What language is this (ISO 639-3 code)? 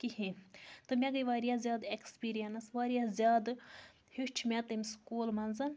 kas